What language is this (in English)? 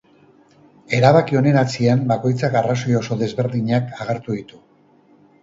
Basque